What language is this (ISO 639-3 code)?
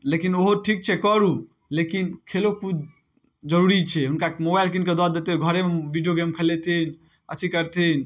mai